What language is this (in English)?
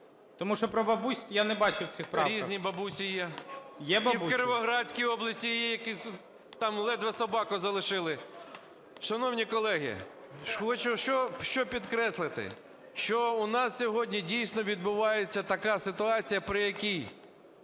Ukrainian